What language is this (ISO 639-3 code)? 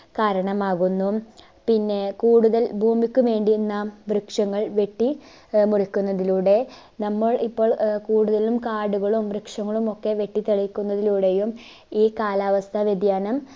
mal